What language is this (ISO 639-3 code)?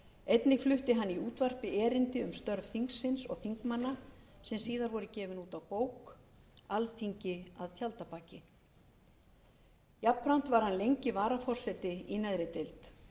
isl